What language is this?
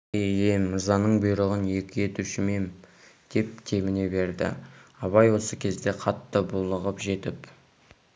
Kazakh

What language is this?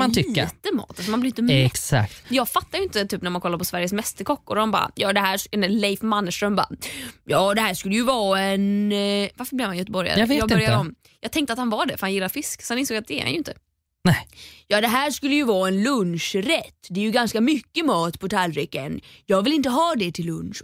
Swedish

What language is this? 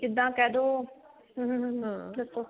Punjabi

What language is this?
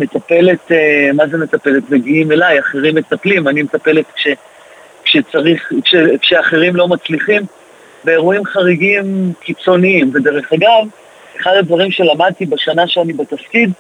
Hebrew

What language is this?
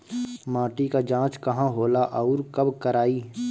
Bhojpuri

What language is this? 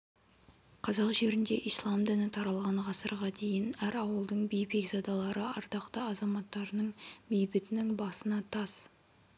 Kazakh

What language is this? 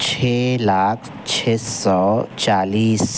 Urdu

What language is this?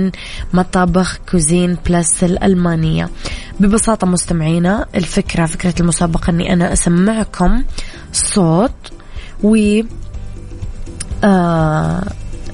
Arabic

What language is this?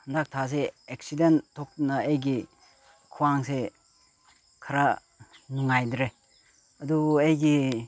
Manipuri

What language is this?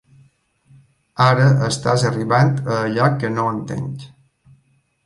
Catalan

